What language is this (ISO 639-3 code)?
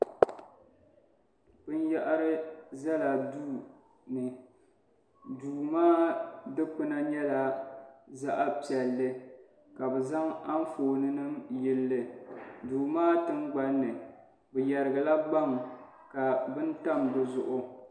dag